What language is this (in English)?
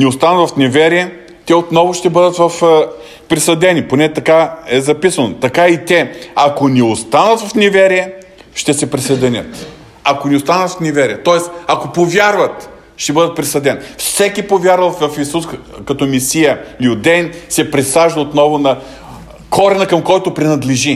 Bulgarian